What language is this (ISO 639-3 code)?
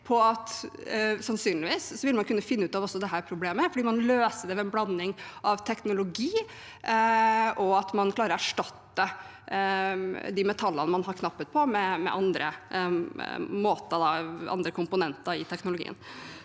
nor